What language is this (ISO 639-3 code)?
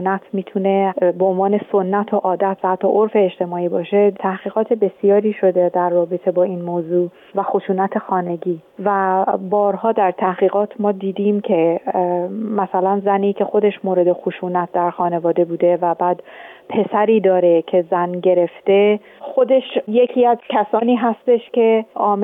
fas